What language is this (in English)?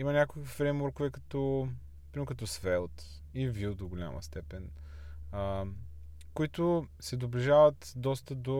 Bulgarian